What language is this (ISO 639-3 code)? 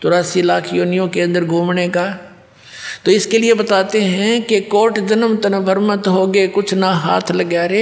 hin